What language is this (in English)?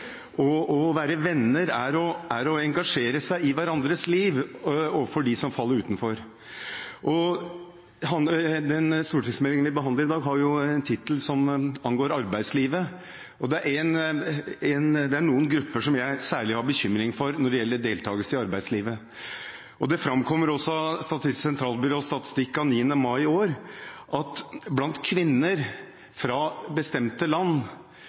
Norwegian Bokmål